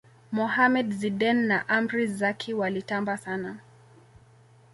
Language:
Swahili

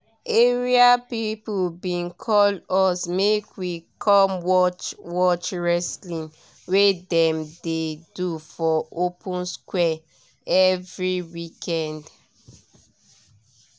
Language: Nigerian Pidgin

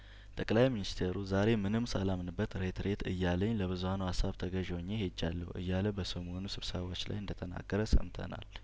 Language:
Amharic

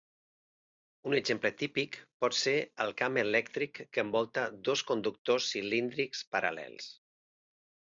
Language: Catalan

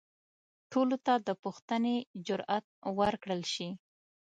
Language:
Pashto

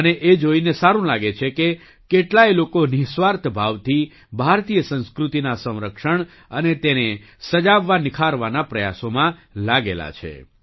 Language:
Gujarati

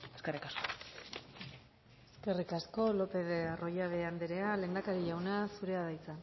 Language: Basque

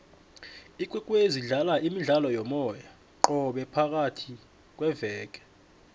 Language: South Ndebele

